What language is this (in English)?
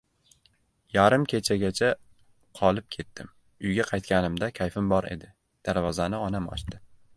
Uzbek